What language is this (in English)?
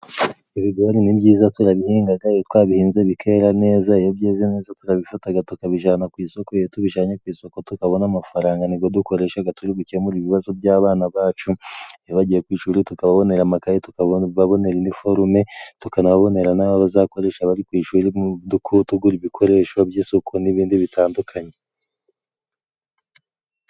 Kinyarwanda